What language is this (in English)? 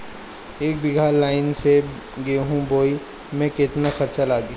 Bhojpuri